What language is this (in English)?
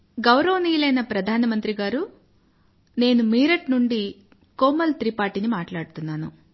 Telugu